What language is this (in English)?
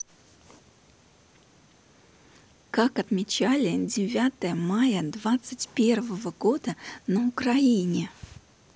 Russian